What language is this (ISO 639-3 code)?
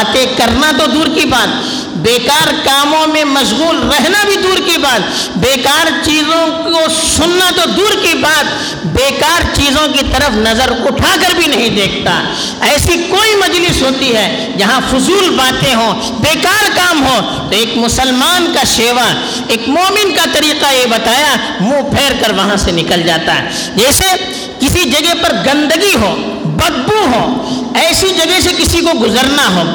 urd